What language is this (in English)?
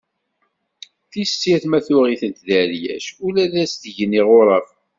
Kabyle